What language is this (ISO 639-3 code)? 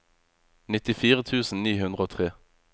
nor